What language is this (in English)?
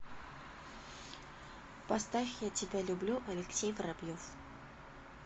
Russian